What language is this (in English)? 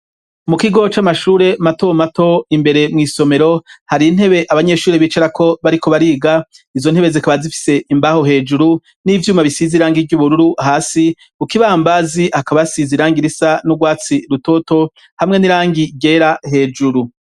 Rundi